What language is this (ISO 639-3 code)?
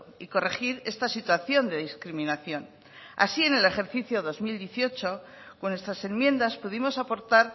spa